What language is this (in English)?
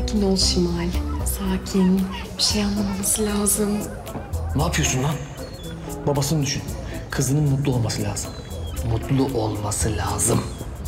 Turkish